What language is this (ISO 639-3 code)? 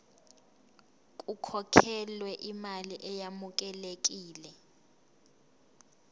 zul